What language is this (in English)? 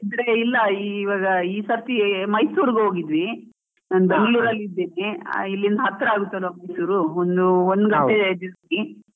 Kannada